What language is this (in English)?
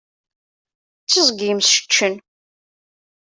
Kabyle